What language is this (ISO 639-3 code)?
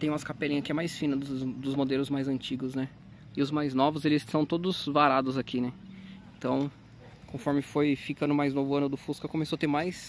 por